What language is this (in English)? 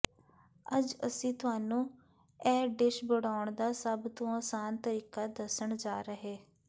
Punjabi